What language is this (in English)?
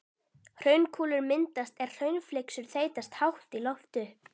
Icelandic